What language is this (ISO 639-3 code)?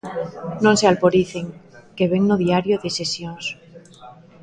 glg